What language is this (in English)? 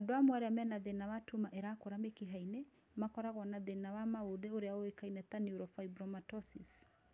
Kikuyu